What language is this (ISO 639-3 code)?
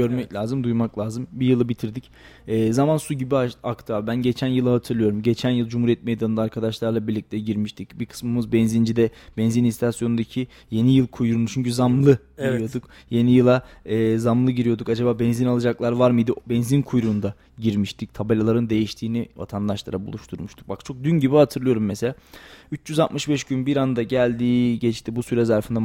tur